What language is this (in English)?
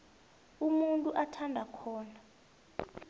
South Ndebele